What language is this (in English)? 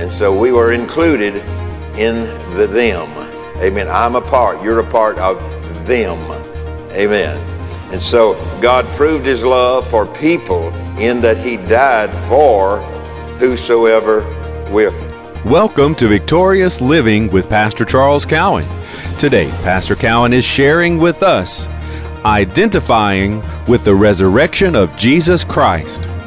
English